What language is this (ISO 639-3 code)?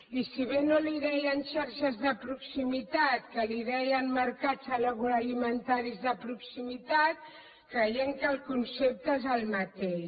cat